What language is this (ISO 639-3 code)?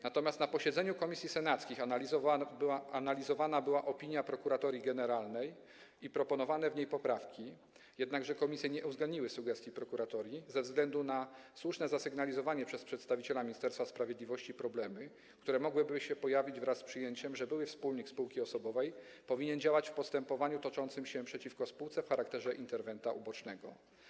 pol